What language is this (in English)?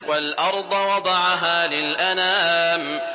Arabic